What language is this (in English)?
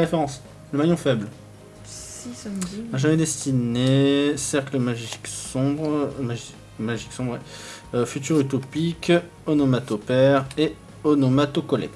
French